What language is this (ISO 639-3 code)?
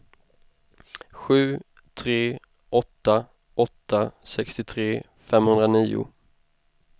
swe